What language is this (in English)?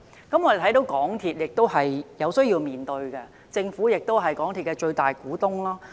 Cantonese